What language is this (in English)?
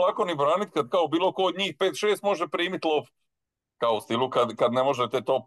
Croatian